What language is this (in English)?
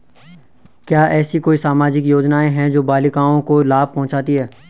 Hindi